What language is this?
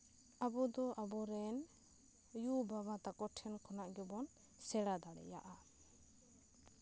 Santali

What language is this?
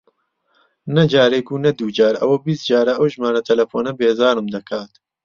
Central Kurdish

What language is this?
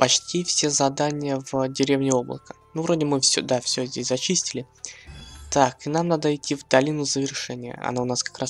Russian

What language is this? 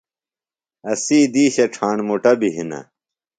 Phalura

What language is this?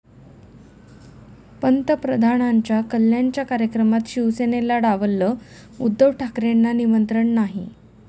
Marathi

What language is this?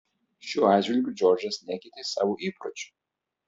Lithuanian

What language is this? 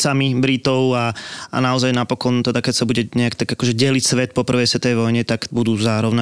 Slovak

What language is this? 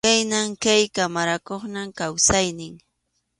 Arequipa-La Unión Quechua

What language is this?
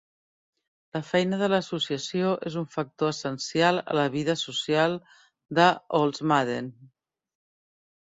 Catalan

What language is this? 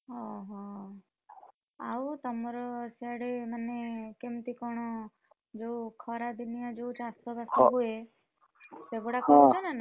Odia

